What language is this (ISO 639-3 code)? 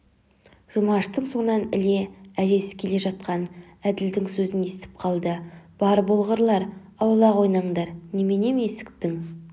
kaz